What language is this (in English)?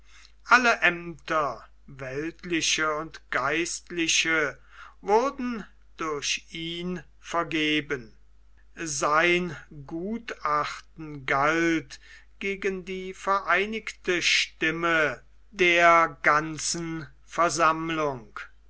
German